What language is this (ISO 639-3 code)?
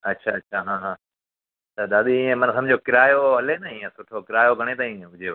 snd